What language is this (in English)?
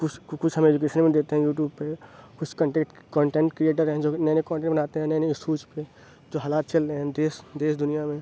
Urdu